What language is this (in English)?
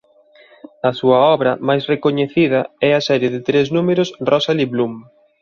Galician